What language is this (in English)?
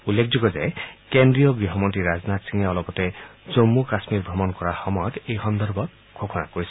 Assamese